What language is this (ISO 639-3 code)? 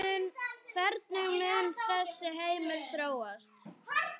isl